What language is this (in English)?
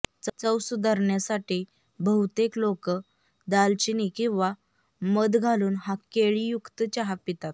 Marathi